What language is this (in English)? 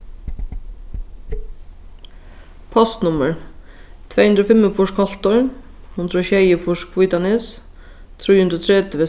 Faroese